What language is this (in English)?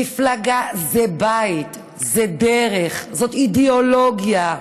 Hebrew